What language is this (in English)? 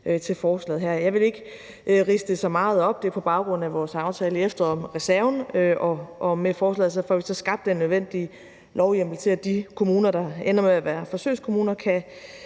Danish